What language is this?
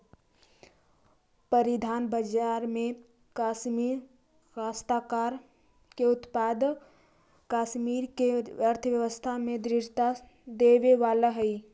Magahi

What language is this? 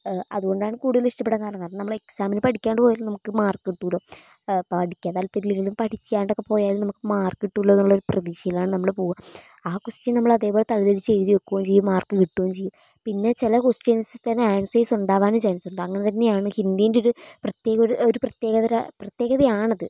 Malayalam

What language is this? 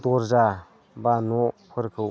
Bodo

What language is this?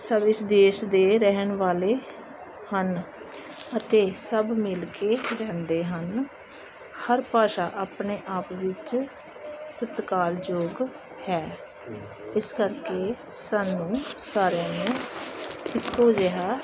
Punjabi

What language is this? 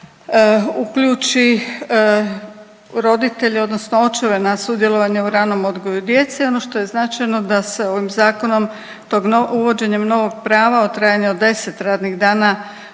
Croatian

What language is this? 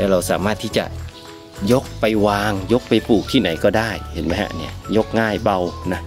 Thai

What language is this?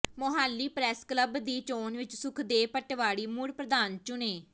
Punjabi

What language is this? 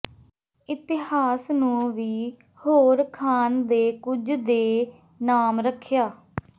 Punjabi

